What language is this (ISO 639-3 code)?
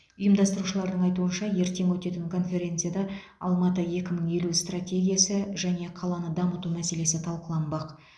kaz